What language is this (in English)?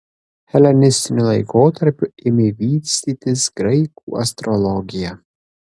Lithuanian